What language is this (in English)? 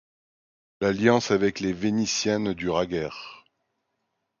French